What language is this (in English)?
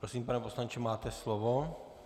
Czech